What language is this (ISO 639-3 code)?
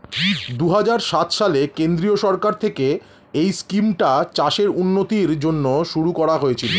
ben